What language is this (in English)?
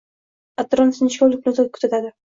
Uzbek